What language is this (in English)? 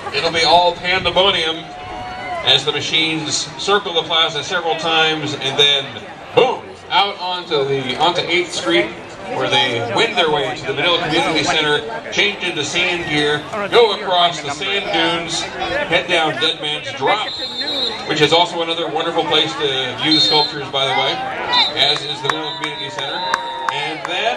English